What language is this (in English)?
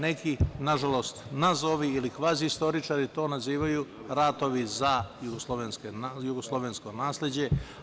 Serbian